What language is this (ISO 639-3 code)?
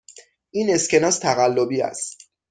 fas